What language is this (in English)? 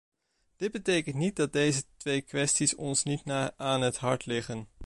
Dutch